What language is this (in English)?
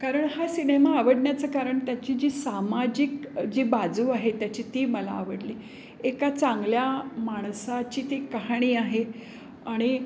Marathi